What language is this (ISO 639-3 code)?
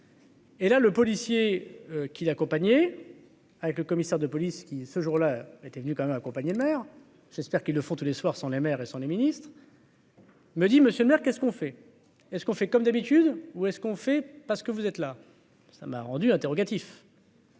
fra